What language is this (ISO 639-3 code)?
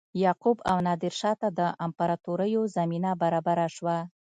pus